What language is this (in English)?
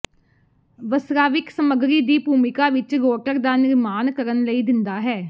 Punjabi